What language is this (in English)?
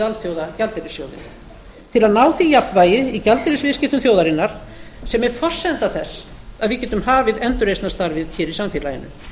Icelandic